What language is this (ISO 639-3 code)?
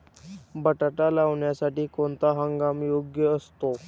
mar